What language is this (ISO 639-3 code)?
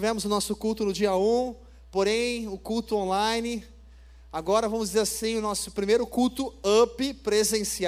por